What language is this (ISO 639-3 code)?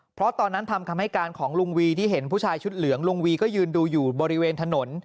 tha